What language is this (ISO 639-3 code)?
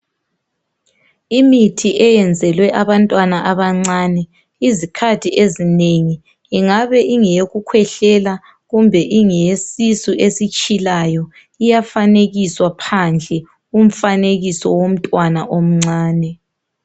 nde